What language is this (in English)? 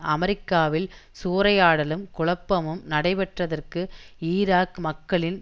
Tamil